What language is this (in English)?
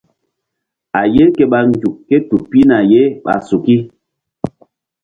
Mbum